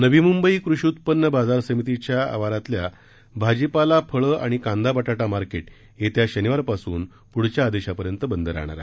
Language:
Marathi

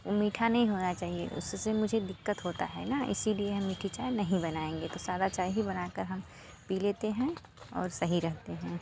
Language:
Hindi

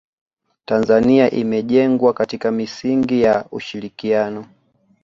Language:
Swahili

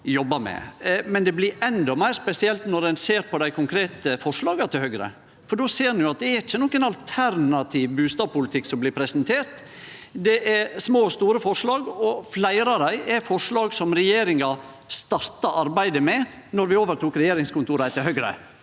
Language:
Norwegian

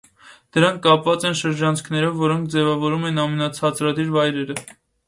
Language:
Armenian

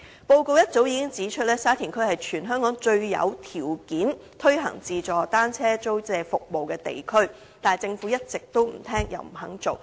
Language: Cantonese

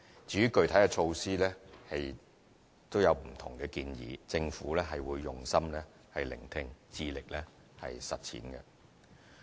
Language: Cantonese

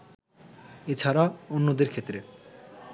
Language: Bangla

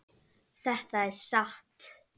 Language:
Icelandic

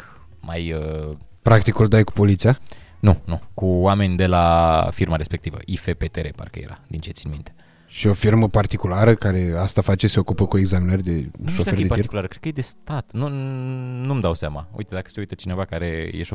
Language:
Romanian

